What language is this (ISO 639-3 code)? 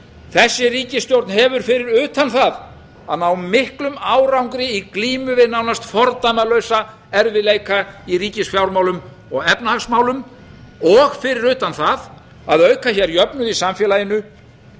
isl